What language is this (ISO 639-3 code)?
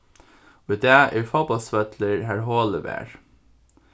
fao